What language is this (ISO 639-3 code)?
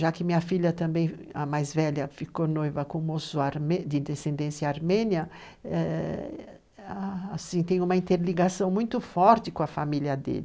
por